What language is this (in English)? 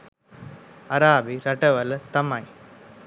Sinhala